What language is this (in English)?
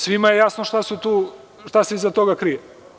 Serbian